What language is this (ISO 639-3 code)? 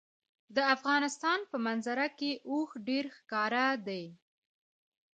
pus